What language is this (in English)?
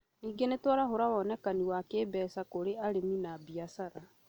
Kikuyu